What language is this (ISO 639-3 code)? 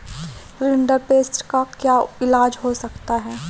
hin